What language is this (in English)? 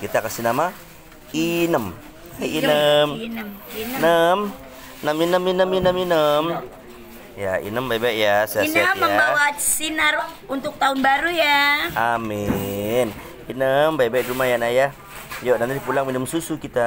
Indonesian